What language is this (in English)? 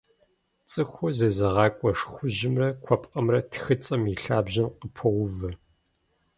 Kabardian